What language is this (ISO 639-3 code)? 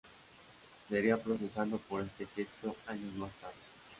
spa